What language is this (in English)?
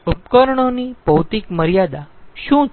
Gujarati